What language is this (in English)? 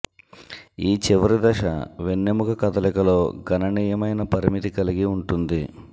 Telugu